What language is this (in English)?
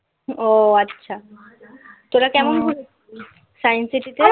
Bangla